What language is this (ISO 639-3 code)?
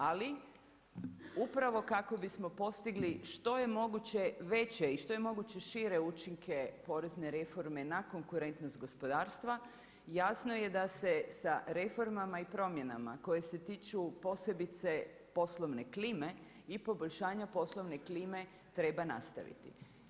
hrv